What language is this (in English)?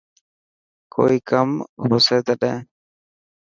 Dhatki